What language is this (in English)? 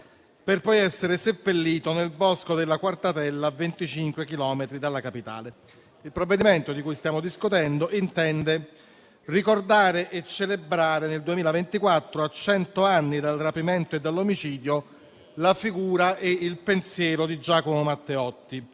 Italian